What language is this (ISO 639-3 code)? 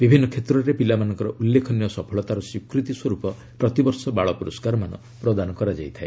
ori